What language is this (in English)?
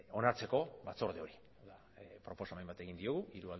Basque